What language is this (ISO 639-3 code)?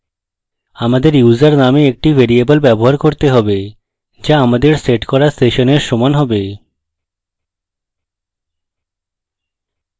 ben